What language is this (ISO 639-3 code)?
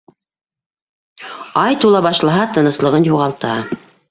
bak